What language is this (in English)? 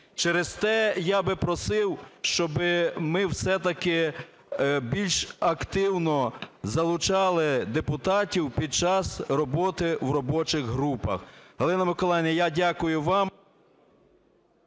Ukrainian